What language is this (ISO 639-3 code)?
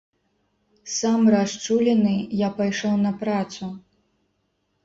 bel